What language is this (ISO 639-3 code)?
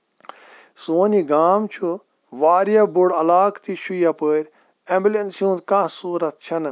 kas